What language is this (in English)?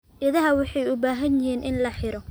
Somali